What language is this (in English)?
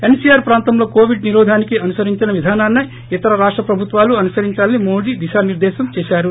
Telugu